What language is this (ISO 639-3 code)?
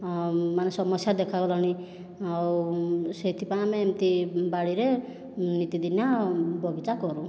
ori